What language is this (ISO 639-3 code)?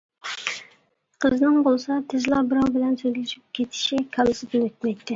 uig